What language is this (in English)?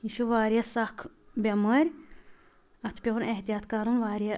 Kashmiri